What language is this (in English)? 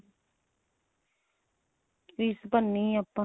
Punjabi